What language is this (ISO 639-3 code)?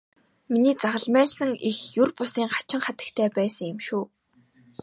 mon